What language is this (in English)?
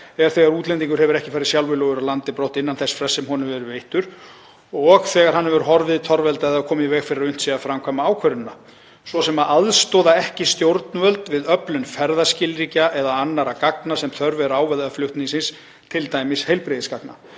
Icelandic